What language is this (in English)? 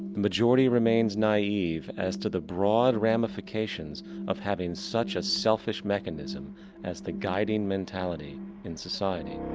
English